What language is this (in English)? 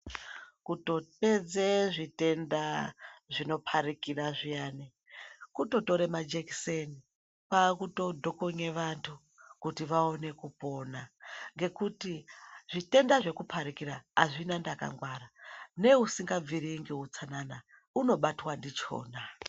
Ndau